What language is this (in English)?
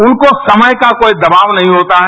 Hindi